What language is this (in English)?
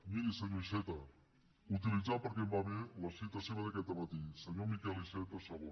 Catalan